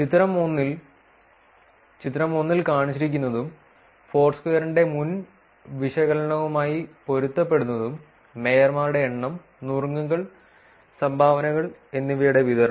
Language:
Malayalam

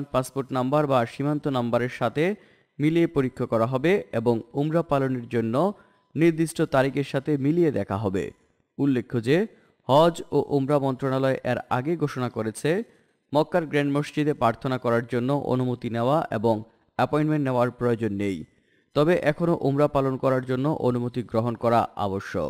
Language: Bangla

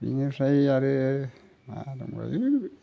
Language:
Bodo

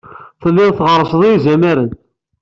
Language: Kabyle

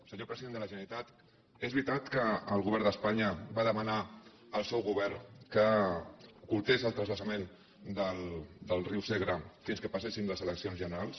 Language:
Catalan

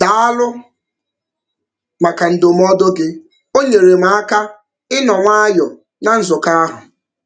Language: Igbo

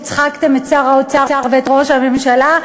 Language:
Hebrew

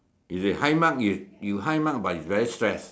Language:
English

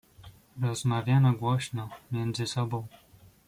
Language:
Polish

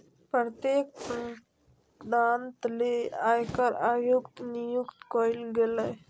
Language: Magahi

